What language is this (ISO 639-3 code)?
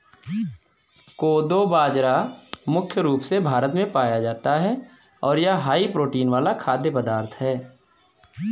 hin